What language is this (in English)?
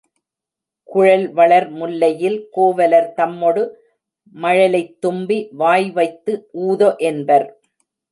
Tamil